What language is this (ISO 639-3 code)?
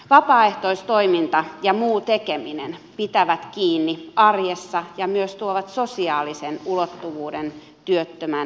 fin